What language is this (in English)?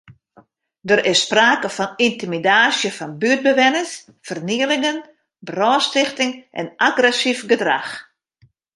Western Frisian